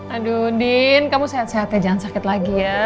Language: Indonesian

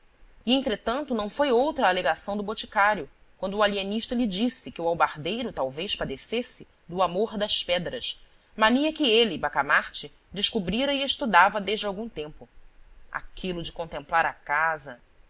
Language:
Portuguese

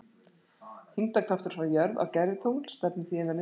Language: Icelandic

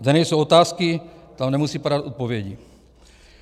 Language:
Czech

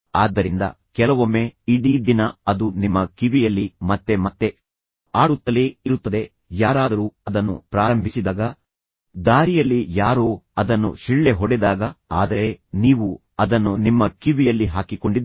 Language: Kannada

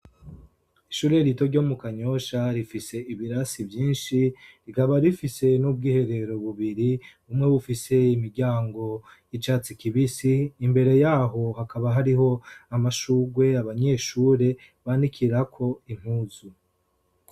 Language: Rundi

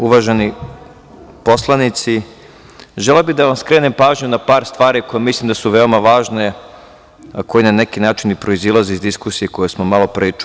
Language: Serbian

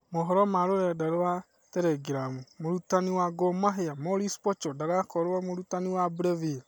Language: Kikuyu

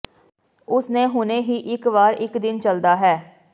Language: Punjabi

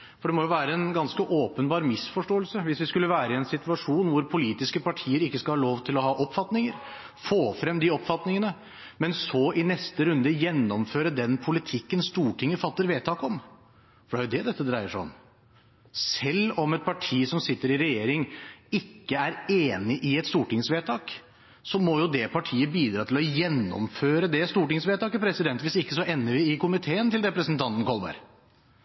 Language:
Norwegian Bokmål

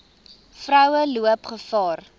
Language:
Afrikaans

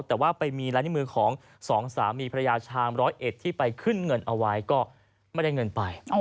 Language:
Thai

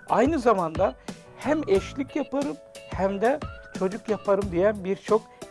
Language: Turkish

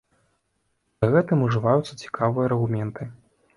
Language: Belarusian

